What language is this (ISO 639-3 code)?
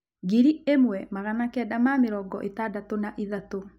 kik